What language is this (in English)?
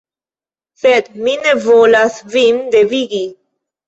Esperanto